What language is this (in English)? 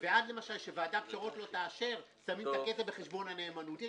Hebrew